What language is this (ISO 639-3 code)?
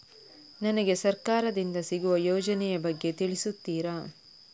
kan